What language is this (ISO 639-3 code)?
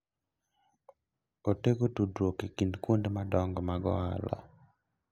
luo